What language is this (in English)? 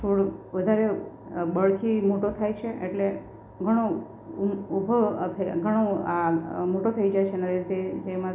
Gujarati